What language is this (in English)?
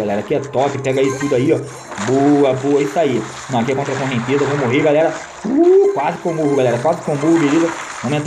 Portuguese